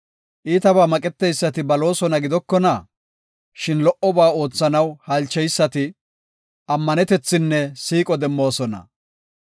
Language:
Gofa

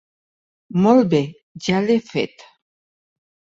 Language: Catalan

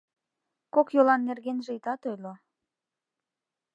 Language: Mari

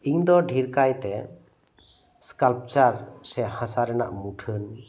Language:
Santali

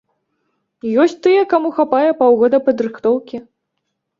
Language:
Belarusian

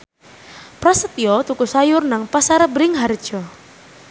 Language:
Javanese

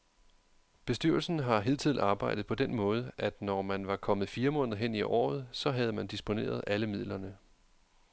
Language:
Danish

